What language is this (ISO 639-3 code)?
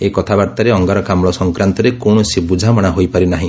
ori